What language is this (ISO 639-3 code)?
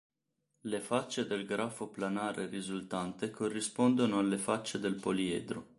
ita